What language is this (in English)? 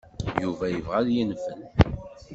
Kabyle